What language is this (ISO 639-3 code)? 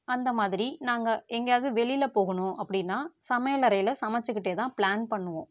tam